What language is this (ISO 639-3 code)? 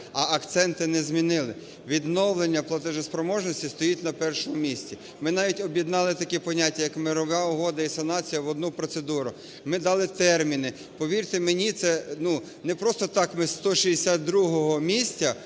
ukr